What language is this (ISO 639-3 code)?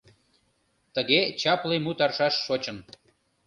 chm